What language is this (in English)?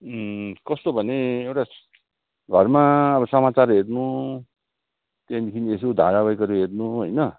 Nepali